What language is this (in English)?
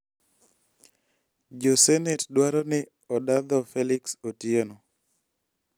Luo (Kenya and Tanzania)